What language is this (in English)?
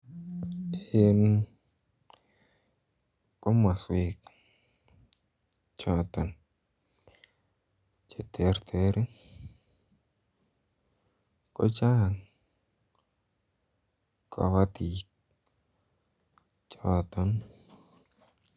Kalenjin